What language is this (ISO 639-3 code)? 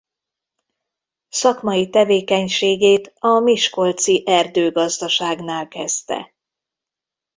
hun